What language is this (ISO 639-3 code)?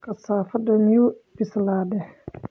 som